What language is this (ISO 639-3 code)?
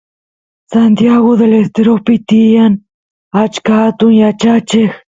qus